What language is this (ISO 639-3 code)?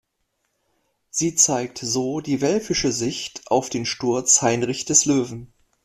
deu